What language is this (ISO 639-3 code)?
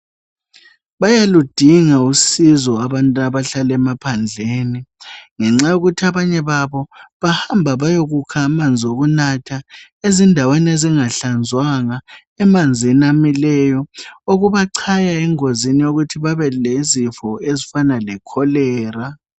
nde